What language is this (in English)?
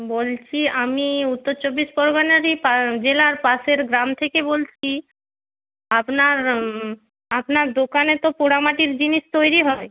Bangla